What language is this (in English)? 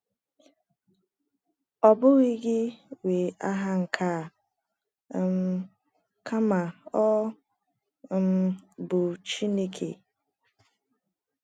Igbo